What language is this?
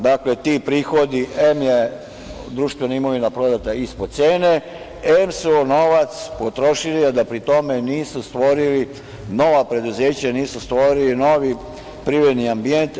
Serbian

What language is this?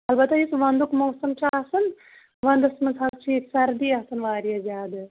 Kashmiri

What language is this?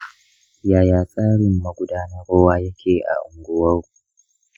Hausa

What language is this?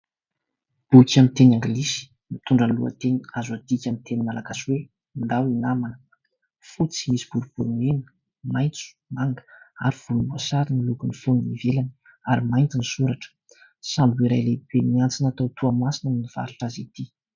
Malagasy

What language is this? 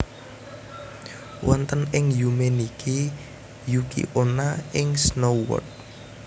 Javanese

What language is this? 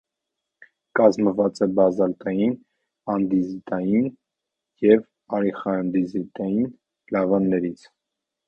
Armenian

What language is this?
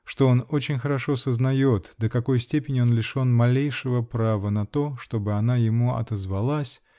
Russian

